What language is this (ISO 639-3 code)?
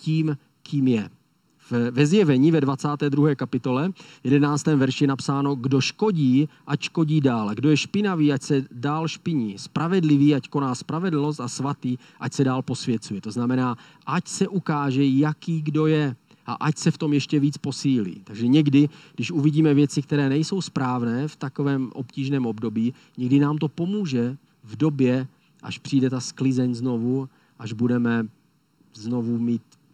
ces